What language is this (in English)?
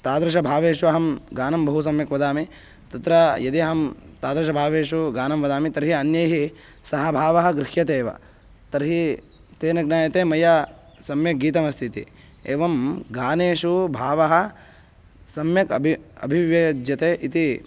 Sanskrit